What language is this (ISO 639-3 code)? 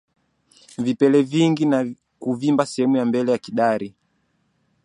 swa